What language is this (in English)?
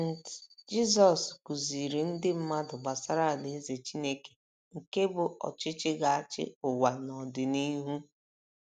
Igbo